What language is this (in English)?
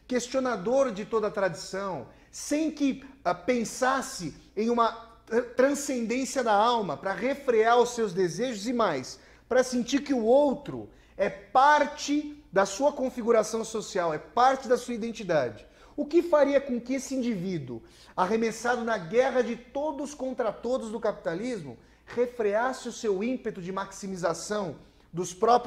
Portuguese